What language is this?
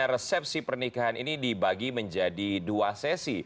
Indonesian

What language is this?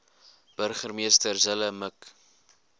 Afrikaans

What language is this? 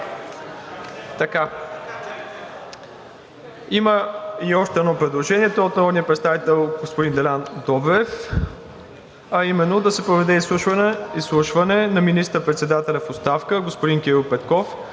Bulgarian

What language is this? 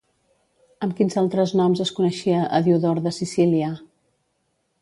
Catalan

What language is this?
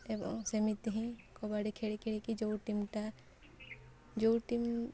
Odia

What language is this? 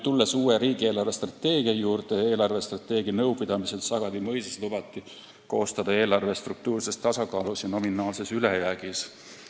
Estonian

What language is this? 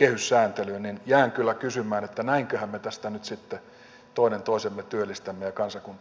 Finnish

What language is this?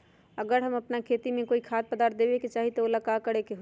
Magahi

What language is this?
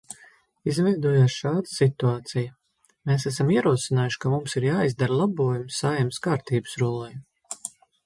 Latvian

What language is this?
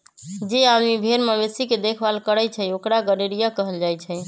Magahi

